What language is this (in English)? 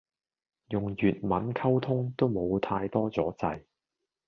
Cantonese